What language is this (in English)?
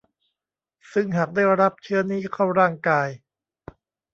Thai